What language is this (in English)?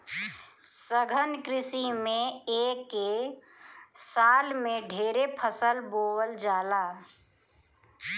Bhojpuri